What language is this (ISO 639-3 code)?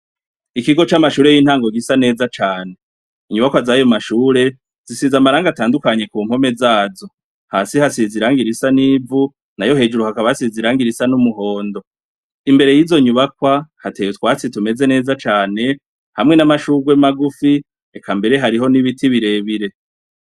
run